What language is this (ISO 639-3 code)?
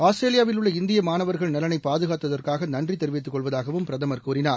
tam